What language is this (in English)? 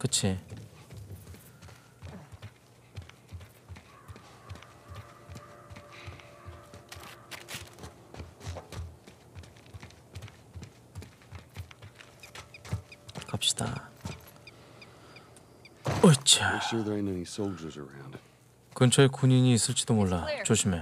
Korean